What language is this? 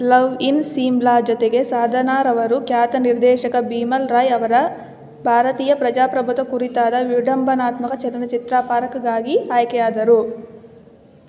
Kannada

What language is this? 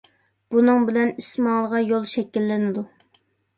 Uyghur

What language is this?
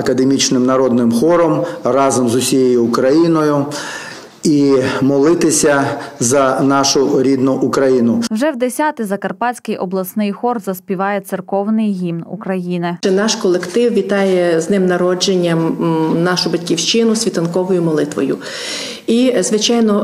Ukrainian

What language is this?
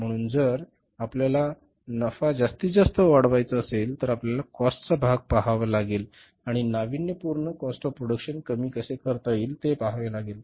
Marathi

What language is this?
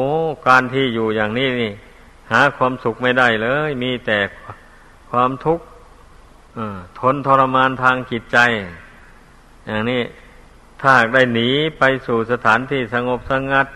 Thai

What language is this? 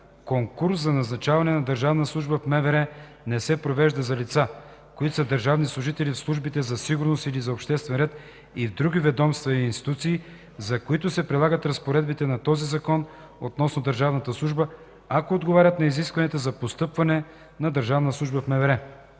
Bulgarian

